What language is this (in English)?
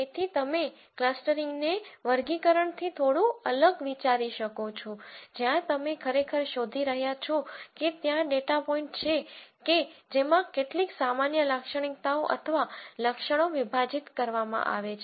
Gujarati